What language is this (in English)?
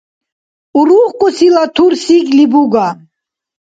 Dargwa